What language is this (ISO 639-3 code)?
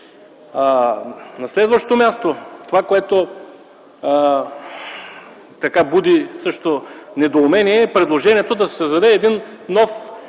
bul